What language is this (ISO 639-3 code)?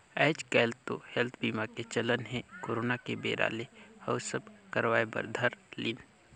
hne